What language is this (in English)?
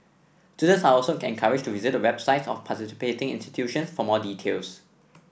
English